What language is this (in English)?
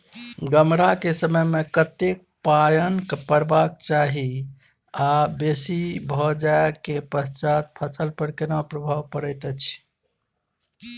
Maithili